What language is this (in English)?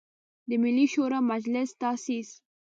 Pashto